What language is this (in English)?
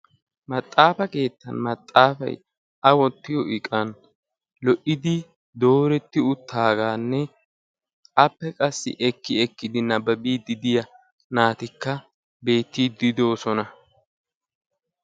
Wolaytta